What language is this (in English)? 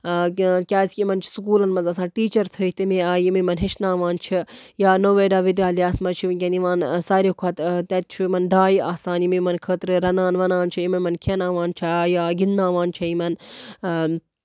Kashmiri